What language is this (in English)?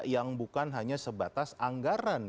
Indonesian